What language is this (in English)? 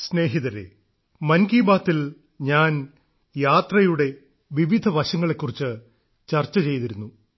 Malayalam